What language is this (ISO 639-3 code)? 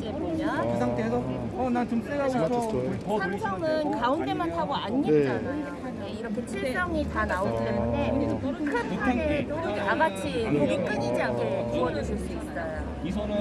kor